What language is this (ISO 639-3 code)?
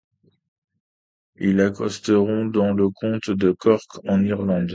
fra